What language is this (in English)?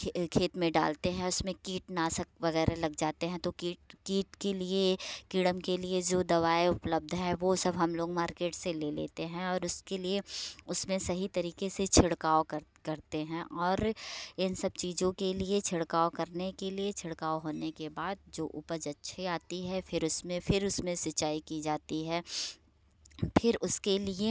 Hindi